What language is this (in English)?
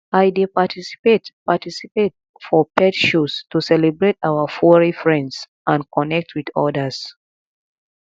Nigerian Pidgin